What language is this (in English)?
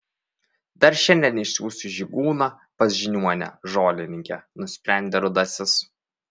Lithuanian